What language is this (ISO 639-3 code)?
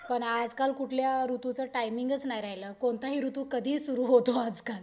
mar